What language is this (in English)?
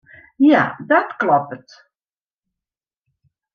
Western Frisian